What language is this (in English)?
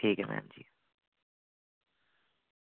Dogri